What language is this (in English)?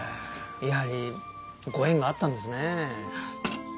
Japanese